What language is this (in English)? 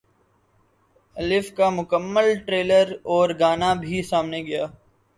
Urdu